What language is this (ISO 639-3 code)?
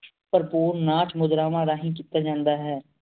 pan